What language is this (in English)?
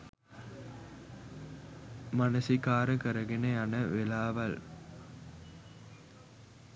Sinhala